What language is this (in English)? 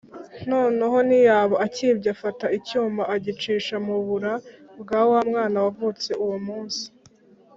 Kinyarwanda